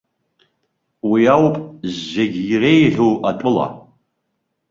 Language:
Abkhazian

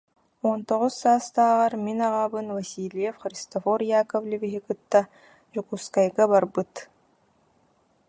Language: Yakut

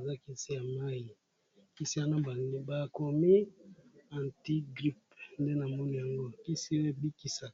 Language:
Lingala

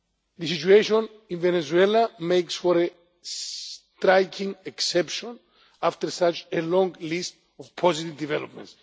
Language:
English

